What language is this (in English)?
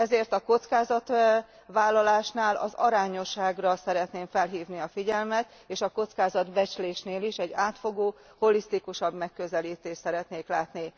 Hungarian